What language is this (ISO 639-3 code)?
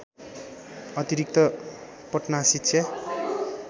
nep